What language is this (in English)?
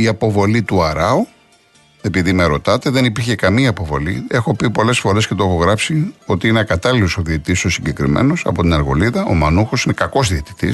Greek